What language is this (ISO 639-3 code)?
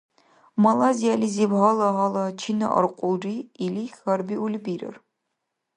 dar